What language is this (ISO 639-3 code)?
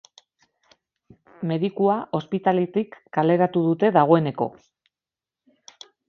eus